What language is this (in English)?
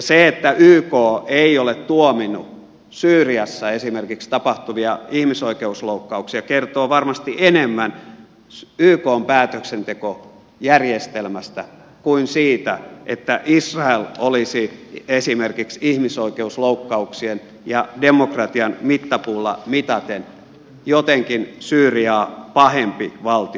Finnish